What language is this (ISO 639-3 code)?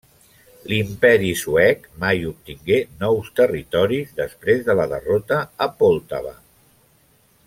cat